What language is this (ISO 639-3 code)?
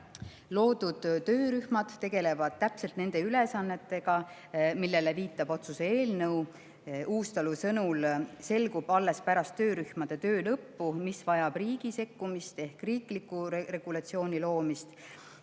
est